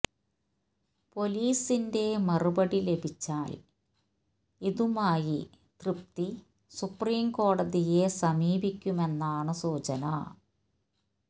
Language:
Malayalam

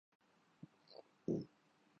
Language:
Urdu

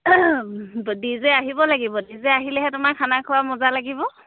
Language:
Assamese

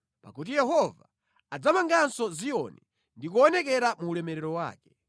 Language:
Nyanja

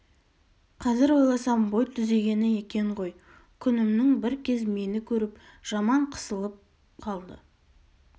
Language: Kazakh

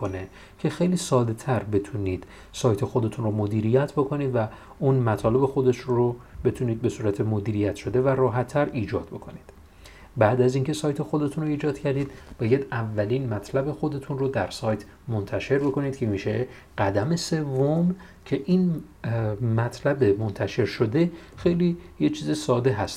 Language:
Persian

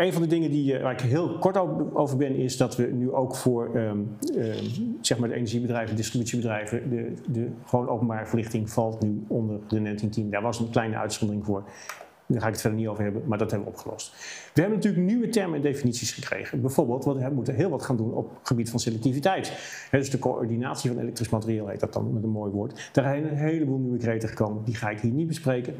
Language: Dutch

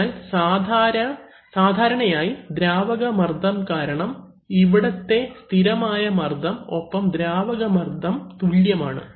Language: Malayalam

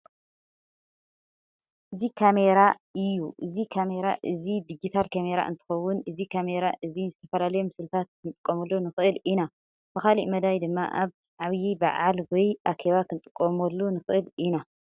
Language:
Tigrinya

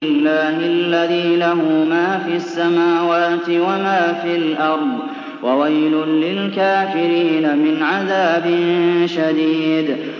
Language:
Arabic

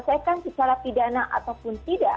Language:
Indonesian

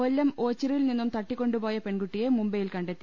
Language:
Malayalam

